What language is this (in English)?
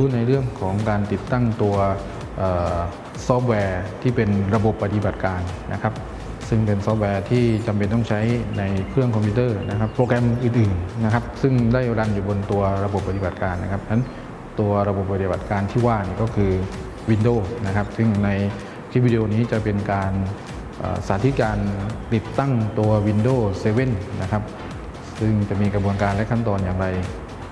Thai